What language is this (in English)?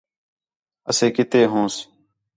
Khetrani